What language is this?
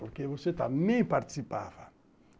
Portuguese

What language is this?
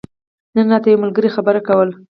Pashto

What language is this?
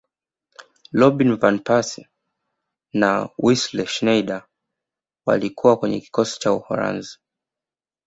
Swahili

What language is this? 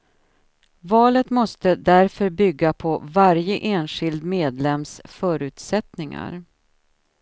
Swedish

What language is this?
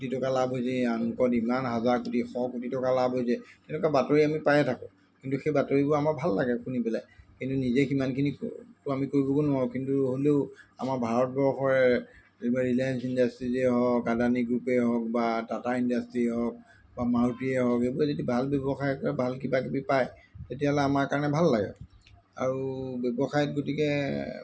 Assamese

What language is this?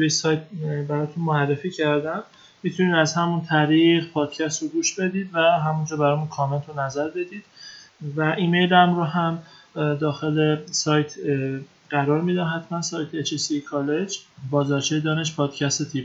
Persian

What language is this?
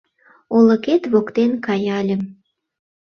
Mari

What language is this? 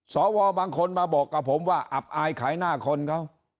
Thai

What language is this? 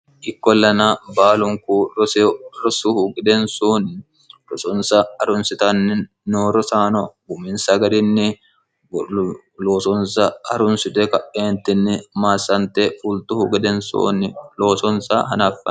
Sidamo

